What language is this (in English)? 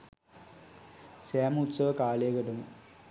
Sinhala